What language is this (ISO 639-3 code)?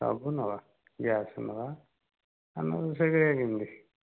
ori